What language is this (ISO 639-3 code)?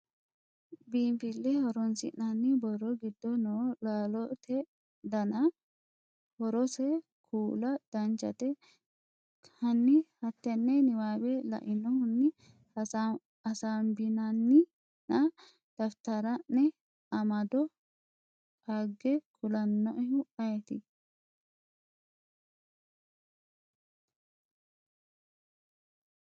sid